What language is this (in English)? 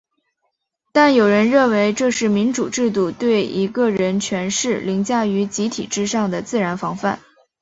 Chinese